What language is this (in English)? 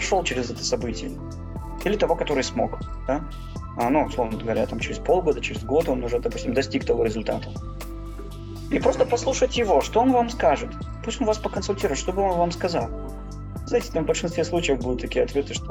Russian